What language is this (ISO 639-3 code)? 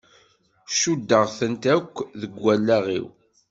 kab